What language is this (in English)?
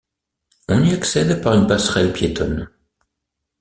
French